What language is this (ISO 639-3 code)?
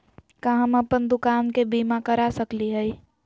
mag